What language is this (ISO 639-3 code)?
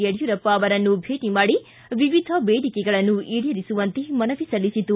kan